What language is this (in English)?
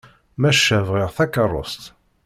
Kabyle